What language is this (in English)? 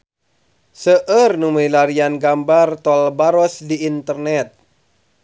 Sundanese